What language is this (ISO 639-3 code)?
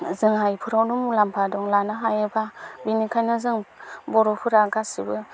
brx